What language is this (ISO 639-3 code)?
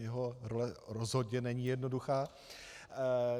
ces